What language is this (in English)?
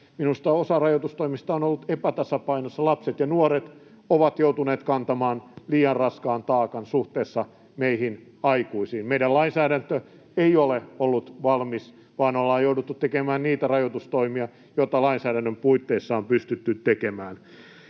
Finnish